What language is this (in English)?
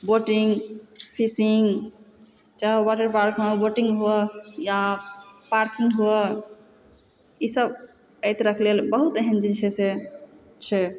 Maithili